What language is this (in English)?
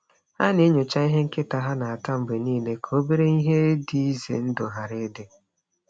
Igbo